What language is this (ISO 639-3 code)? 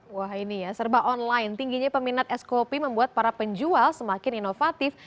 ind